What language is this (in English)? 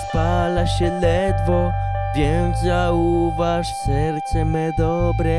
Polish